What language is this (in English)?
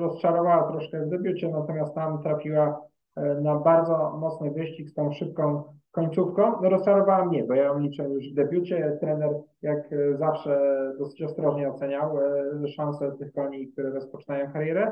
Polish